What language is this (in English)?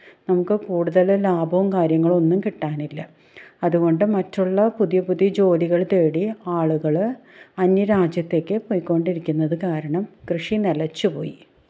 Malayalam